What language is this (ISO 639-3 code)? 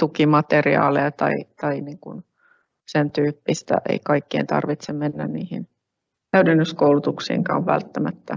fin